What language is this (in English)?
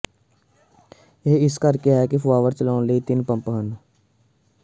Punjabi